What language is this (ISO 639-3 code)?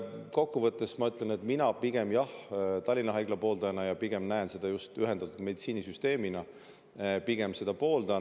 est